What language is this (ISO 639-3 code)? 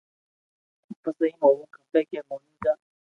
lrk